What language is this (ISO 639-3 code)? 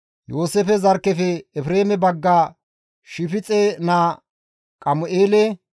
gmv